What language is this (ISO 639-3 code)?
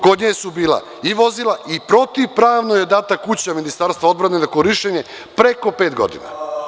srp